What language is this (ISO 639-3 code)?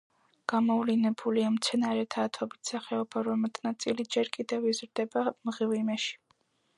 kat